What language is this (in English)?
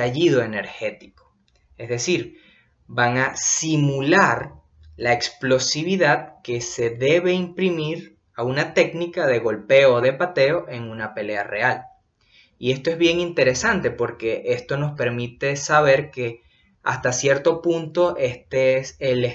Spanish